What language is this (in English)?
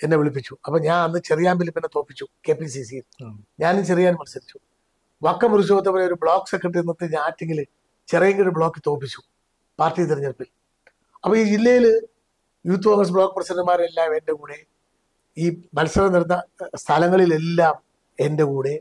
Malayalam